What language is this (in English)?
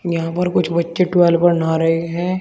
Hindi